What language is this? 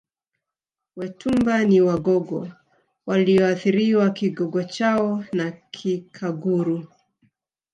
Swahili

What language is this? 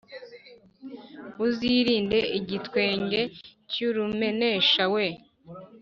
Kinyarwanda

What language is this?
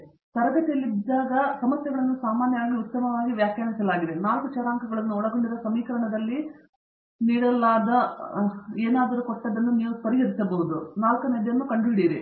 Kannada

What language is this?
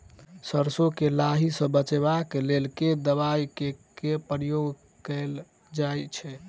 Maithili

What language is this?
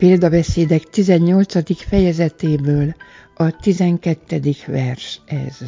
Hungarian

